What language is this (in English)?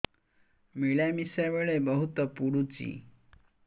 Odia